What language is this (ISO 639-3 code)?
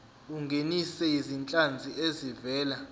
zul